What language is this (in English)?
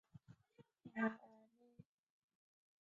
Chinese